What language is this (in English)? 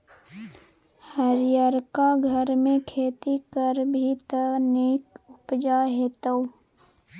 Maithili